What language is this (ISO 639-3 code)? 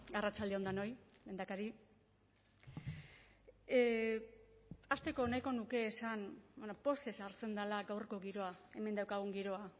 eus